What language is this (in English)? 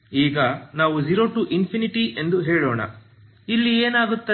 Kannada